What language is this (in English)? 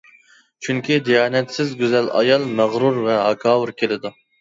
Uyghur